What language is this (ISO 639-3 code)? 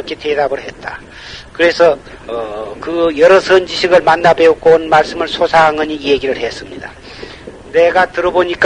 kor